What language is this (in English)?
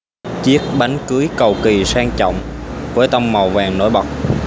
Vietnamese